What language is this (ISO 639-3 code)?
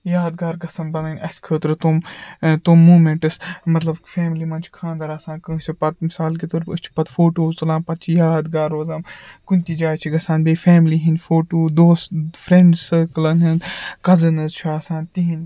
kas